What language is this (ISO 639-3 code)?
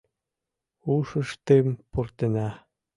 chm